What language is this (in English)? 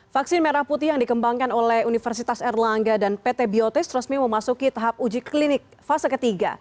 Indonesian